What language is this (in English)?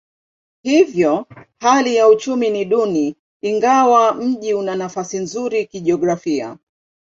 Swahili